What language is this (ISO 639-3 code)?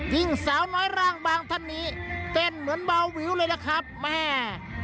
tha